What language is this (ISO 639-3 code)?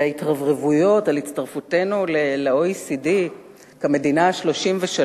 heb